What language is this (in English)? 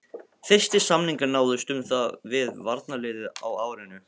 Icelandic